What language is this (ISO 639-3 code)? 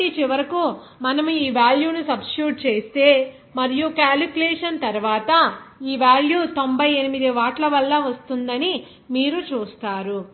tel